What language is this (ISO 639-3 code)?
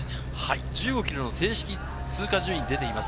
jpn